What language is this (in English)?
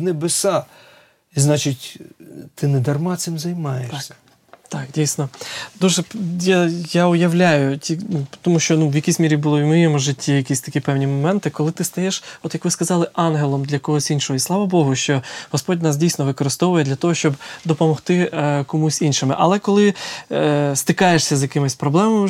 Ukrainian